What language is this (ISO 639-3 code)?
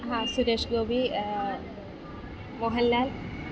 mal